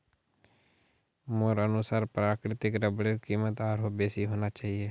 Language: Magahi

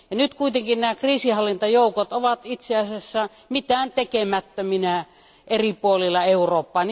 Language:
Finnish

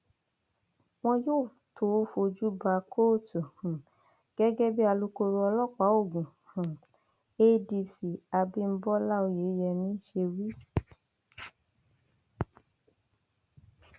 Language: Yoruba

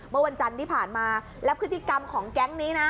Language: Thai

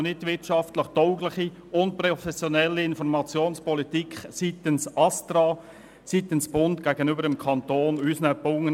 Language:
Swiss German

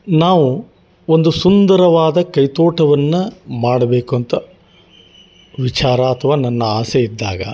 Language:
Kannada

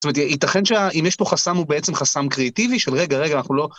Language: Hebrew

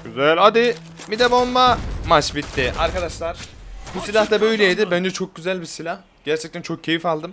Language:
Turkish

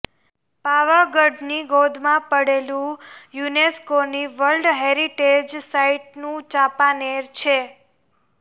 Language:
Gujarati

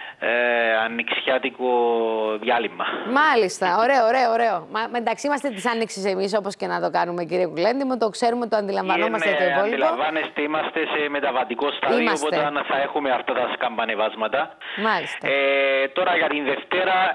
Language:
Greek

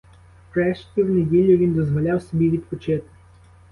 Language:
Ukrainian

